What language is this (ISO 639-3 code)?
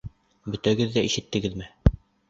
bak